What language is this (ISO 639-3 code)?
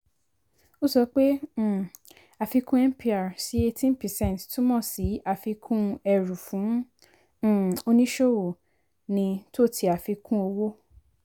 yor